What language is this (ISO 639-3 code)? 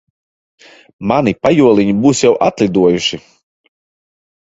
lav